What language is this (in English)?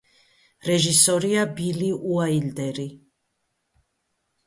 Georgian